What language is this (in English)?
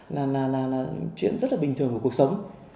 Vietnamese